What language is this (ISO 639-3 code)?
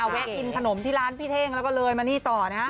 tha